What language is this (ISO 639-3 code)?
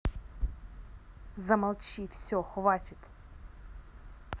rus